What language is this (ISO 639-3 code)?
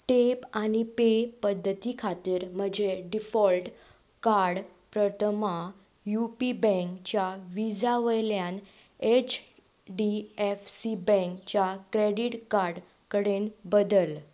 kok